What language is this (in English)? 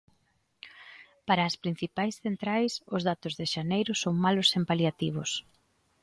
Galician